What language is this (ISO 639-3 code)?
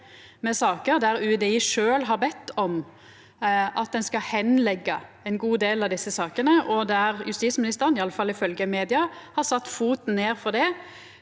nor